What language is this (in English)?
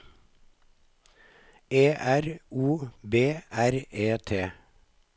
Norwegian